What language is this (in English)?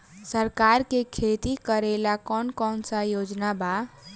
Bhojpuri